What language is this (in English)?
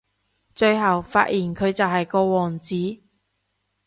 Cantonese